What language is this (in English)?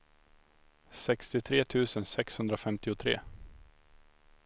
Swedish